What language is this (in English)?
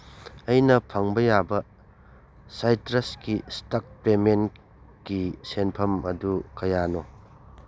Manipuri